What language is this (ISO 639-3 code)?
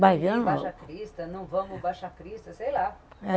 por